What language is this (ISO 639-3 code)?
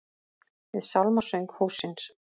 isl